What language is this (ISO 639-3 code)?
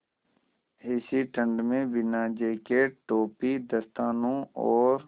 hin